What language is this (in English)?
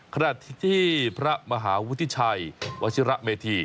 Thai